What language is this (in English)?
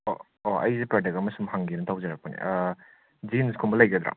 Manipuri